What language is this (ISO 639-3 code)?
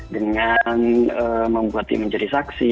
ind